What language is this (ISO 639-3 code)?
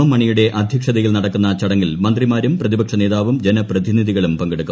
mal